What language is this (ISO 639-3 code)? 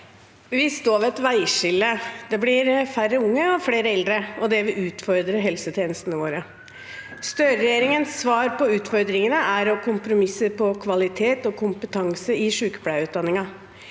nor